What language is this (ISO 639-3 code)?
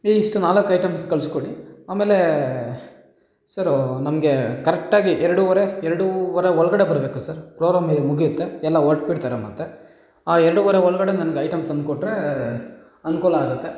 kan